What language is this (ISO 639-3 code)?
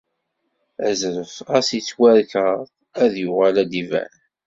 kab